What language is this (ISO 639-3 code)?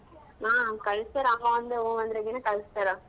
kan